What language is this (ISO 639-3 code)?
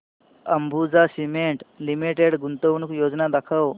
mar